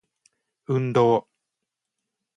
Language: Japanese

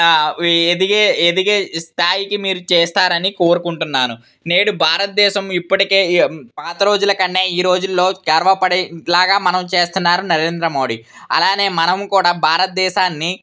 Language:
Telugu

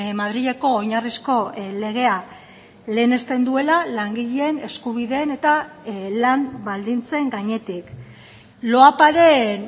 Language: Basque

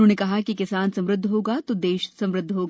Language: Hindi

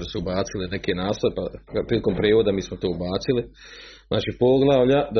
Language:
Croatian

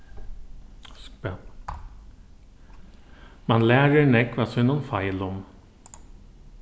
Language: Faroese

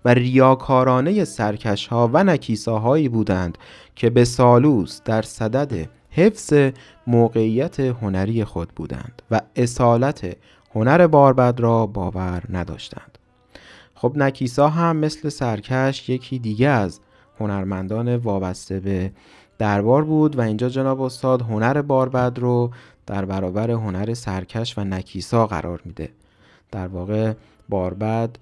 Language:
Persian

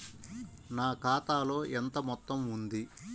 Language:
Telugu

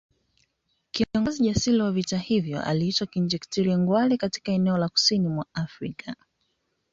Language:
Swahili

